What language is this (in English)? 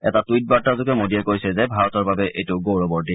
Assamese